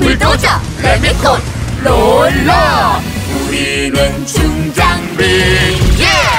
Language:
Korean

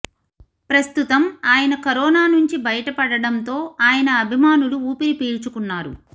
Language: Telugu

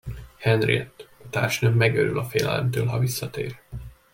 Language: Hungarian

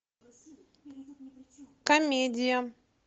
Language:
Russian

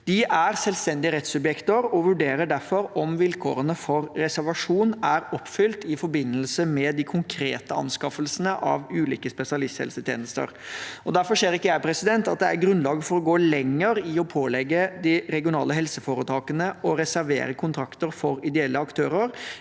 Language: Norwegian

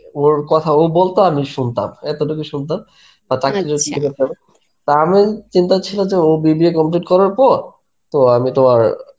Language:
Bangla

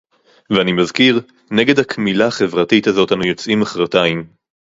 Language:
Hebrew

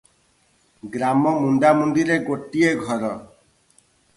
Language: Odia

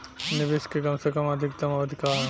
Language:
Bhojpuri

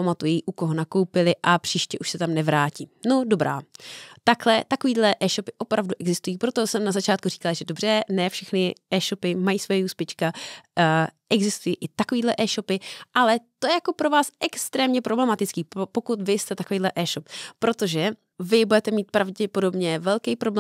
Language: Czech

